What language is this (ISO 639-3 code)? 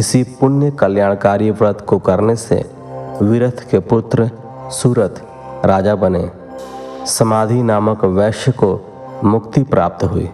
hin